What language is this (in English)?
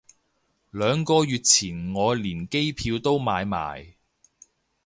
Cantonese